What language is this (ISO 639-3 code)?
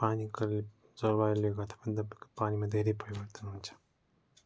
nep